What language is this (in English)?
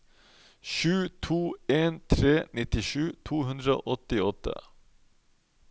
Norwegian